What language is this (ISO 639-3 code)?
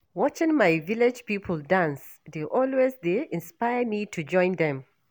pcm